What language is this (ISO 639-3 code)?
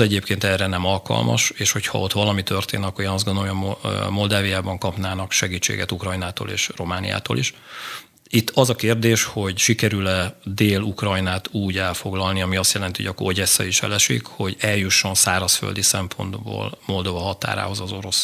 hun